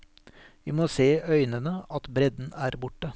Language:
Norwegian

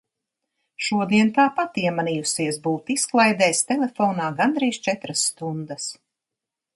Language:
Latvian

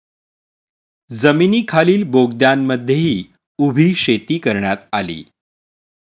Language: Marathi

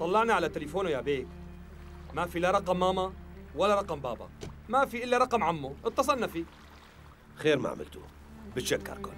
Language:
Arabic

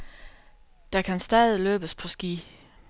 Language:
Danish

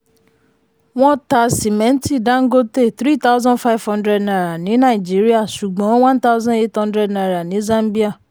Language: Yoruba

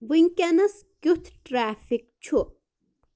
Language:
Kashmiri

